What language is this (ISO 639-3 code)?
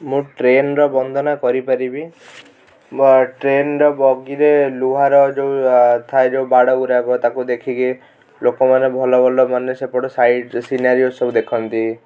ori